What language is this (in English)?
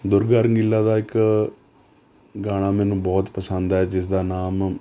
Punjabi